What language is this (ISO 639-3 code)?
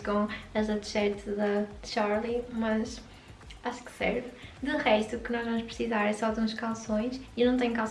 por